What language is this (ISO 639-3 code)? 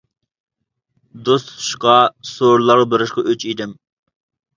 uig